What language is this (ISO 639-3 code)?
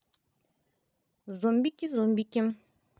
rus